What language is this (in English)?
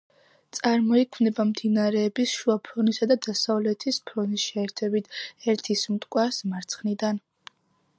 Georgian